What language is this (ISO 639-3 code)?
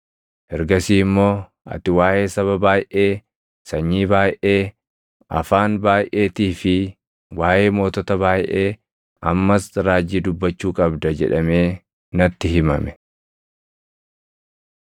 orm